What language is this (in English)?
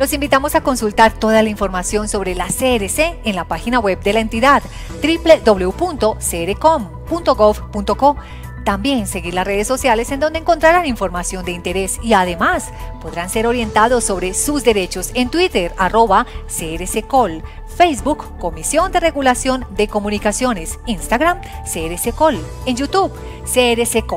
Spanish